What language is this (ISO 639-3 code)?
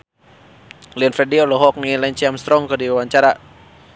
sun